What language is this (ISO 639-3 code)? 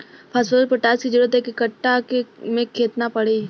bho